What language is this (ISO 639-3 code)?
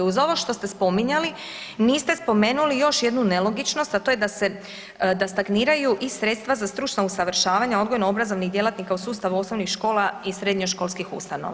hrv